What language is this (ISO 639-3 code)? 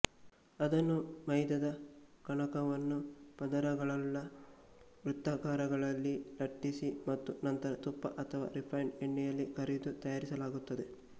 kan